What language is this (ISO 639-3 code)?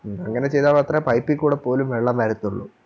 mal